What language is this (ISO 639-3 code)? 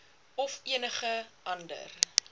afr